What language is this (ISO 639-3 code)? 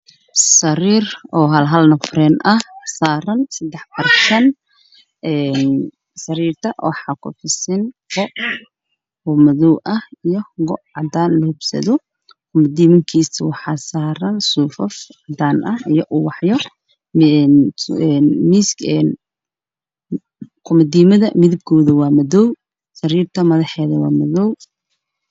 som